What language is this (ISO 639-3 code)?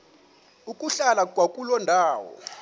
xho